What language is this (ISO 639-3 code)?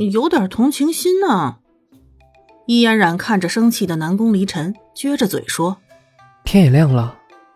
zho